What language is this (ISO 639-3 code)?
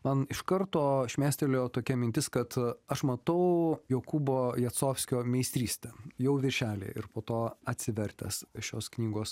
lit